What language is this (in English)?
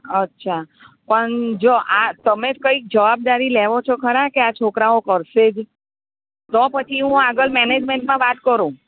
Gujarati